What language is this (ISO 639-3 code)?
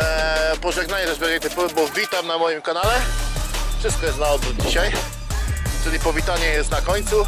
pol